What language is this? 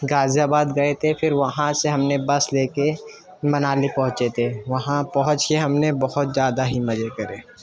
Urdu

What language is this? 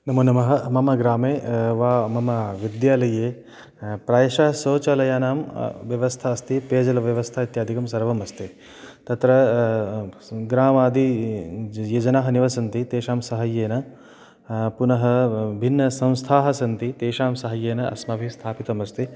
Sanskrit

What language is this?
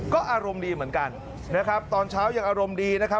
Thai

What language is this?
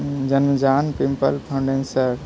Maithili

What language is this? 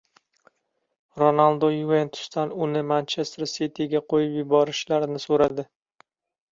Uzbek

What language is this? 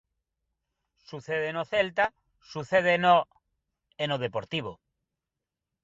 Galician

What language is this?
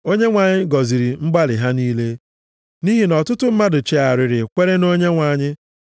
Igbo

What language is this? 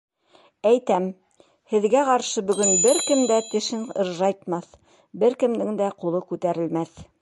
Bashkir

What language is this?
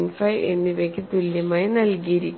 Malayalam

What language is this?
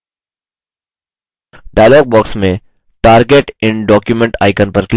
Hindi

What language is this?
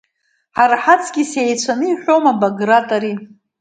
Abkhazian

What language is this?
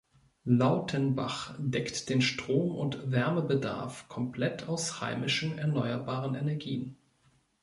German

